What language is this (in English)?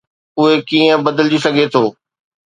Sindhi